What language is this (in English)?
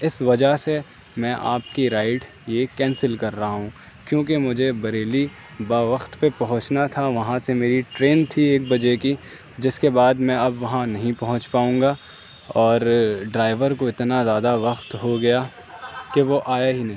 Urdu